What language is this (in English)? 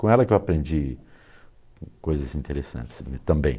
Portuguese